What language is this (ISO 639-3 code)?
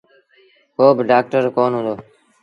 sbn